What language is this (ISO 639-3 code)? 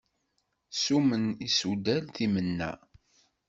kab